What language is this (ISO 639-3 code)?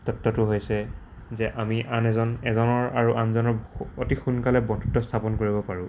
asm